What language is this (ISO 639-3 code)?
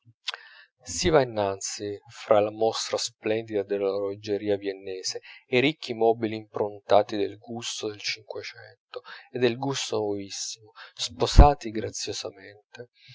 ita